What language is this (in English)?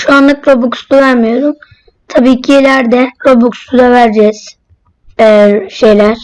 Turkish